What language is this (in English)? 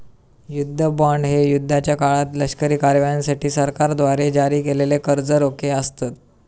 Marathi